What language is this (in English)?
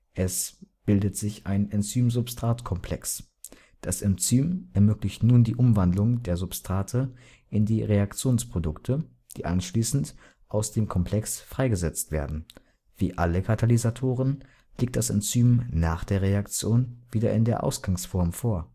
German